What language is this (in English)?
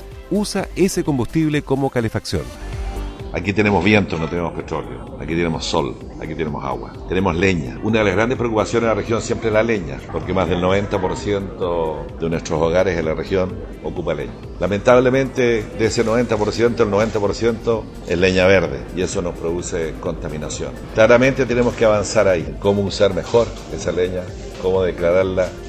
Spanish